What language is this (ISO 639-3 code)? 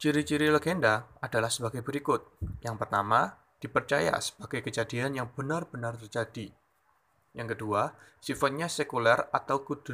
ind